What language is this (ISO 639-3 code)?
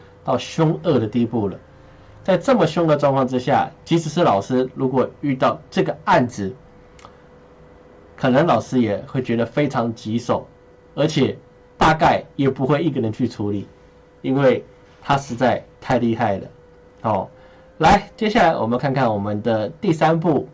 zho